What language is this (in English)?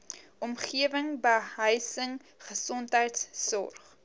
Afrikaans